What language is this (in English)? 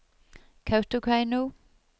Norwegian